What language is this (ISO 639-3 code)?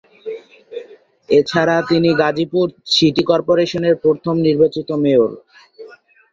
ben